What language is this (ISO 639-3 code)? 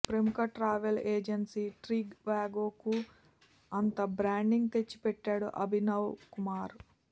tel